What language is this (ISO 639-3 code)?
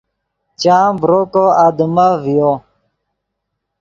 ydg